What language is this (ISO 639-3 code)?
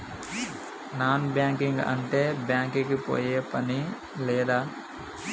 tel